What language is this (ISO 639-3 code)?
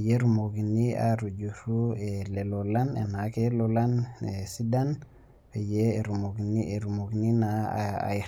mas